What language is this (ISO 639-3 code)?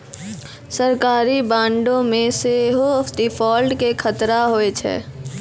mai